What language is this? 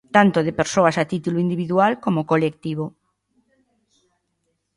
Galician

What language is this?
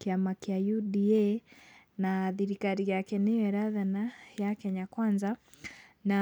Kikuyu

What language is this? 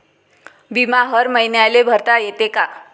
Marathi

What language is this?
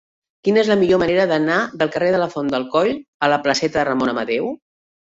Catalan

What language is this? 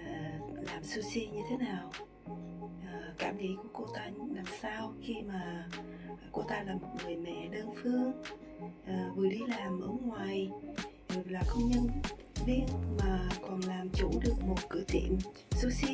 Vietnamese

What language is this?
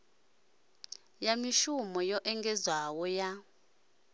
Venda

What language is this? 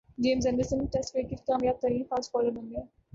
Urdu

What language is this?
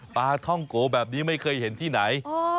Thai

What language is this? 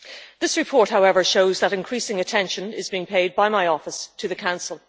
English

